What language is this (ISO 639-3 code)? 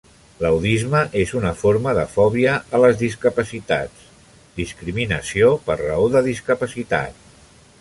cat